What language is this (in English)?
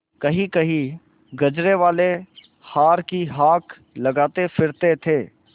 Hindi